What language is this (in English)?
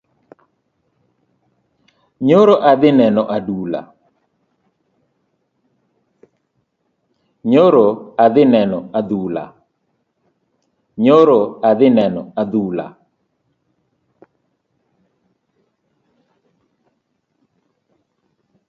Luo (Kenya and Tanzania)